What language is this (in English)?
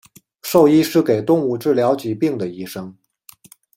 Chinese